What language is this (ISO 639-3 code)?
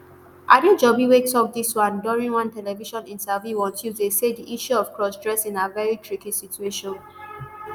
pcm